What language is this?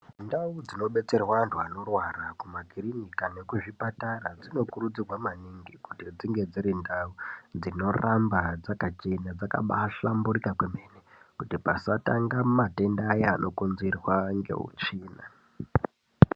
Ndau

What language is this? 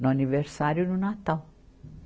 Portuguese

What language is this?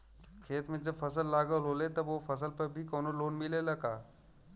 Bhojpuri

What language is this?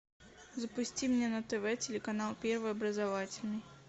Russian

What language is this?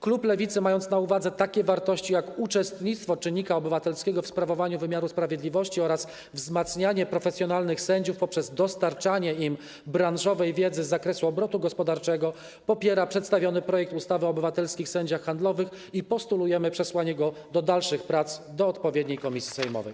Polish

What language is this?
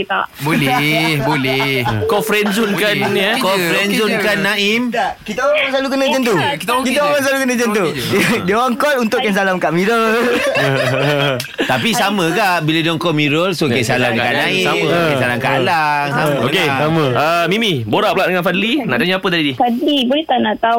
Malay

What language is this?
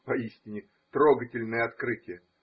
Russian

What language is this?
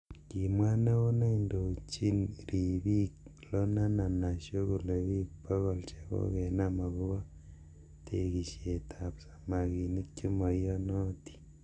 Kalenjin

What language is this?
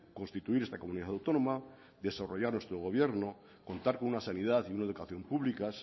Spanish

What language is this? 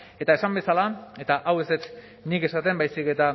Basque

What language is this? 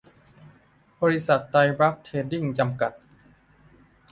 Thai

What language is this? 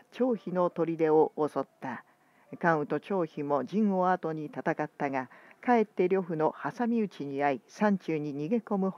Japanese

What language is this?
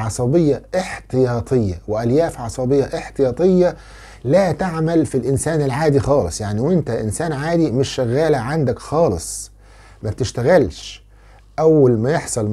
Arabic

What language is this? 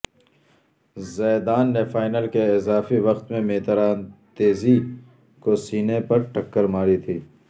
Urdu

